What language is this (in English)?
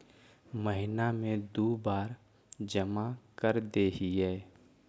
Magahi